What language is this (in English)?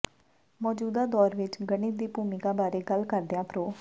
Punjabi